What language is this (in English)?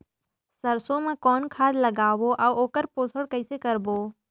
Chhattisgarhi